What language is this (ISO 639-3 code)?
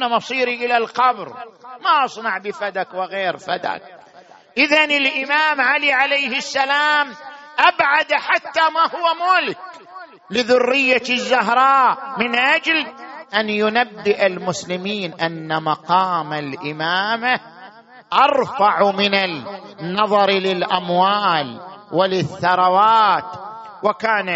ara